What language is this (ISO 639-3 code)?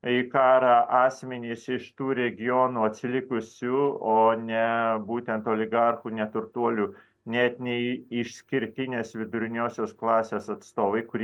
lit